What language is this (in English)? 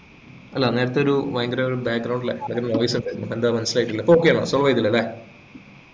Malayalam